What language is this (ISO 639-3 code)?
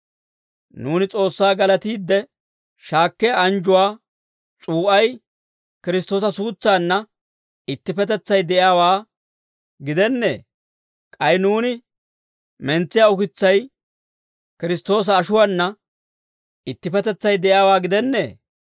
dwr